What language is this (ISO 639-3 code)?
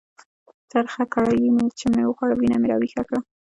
pus